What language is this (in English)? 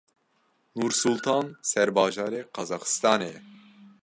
Kurdish